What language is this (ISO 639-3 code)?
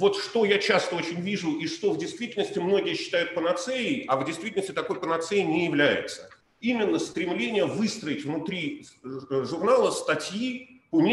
rus